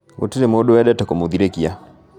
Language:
Kikuyu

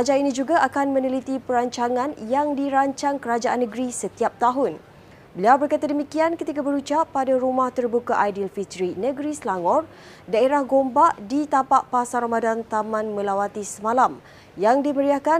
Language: Malay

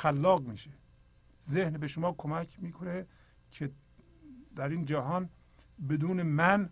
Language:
Persian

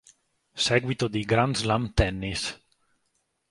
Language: Italian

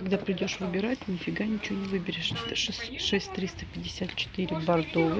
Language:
Russian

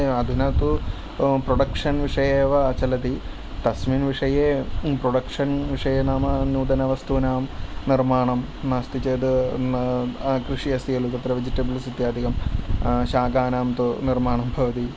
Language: Sanskrit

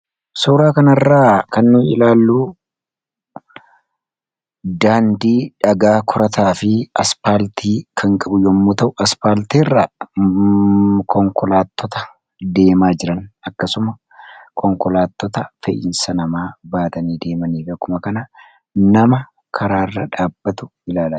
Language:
Oromo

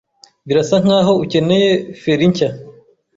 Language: Kinyarwanda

